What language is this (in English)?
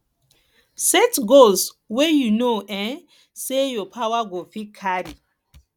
Nigerian Pidgin